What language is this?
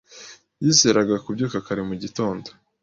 Kinyarwanda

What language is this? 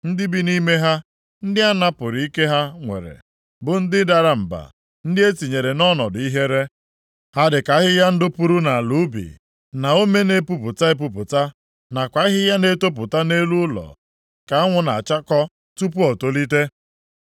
Igbo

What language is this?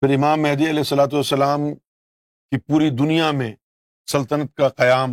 Urdu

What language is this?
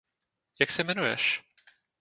Czech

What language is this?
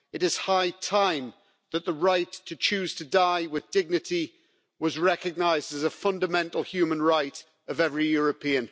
English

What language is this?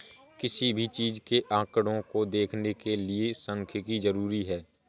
Hindi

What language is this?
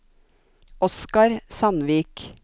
Norwegian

